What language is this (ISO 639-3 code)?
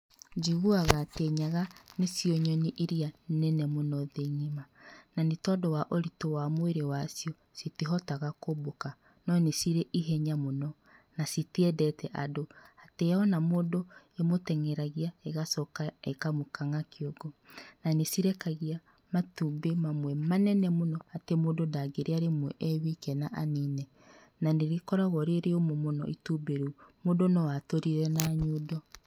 kik